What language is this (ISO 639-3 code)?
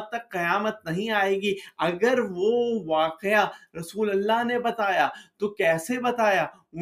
urd